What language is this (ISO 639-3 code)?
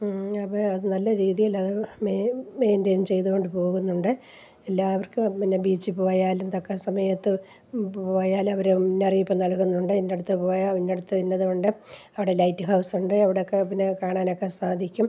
mal